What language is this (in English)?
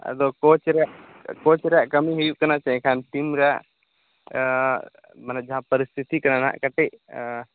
Santali